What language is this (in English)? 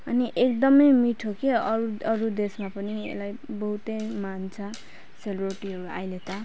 Nepali